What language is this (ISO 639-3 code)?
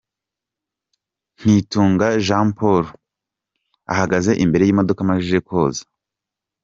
kin